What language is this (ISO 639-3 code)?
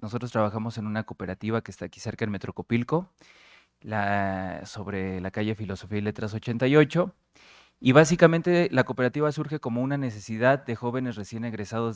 spa